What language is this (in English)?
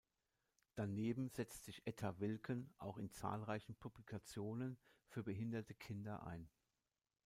German